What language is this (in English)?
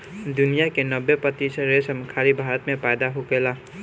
Bhojpuri